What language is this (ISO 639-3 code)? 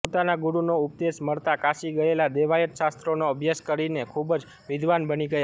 guj